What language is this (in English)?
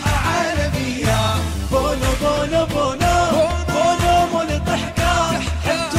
Arabic